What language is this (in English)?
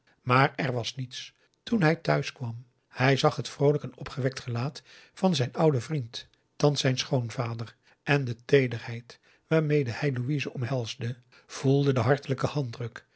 Dutch